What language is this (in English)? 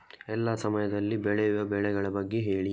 Kannada